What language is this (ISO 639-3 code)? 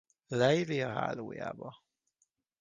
hun